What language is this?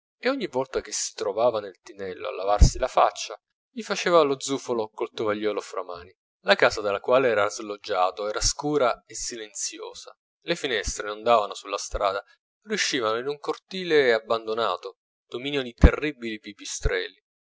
Italian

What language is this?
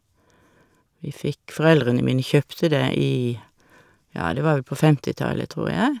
Norwegian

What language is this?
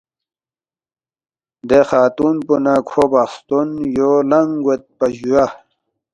Balti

